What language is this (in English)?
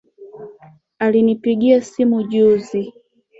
Swahili